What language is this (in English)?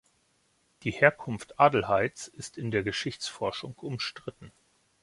German